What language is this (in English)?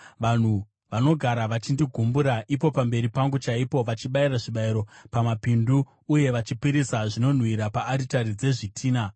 Shona